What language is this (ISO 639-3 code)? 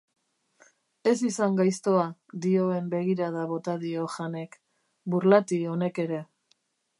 eus